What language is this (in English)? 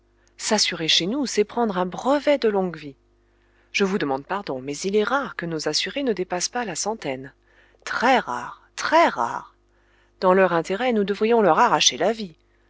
French